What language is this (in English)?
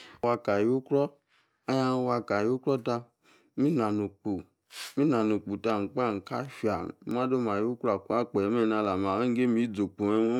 Yace